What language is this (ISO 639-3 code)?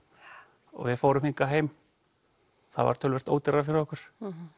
isl